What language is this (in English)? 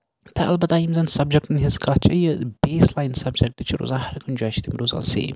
Kashmiri